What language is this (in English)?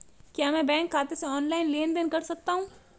Hindi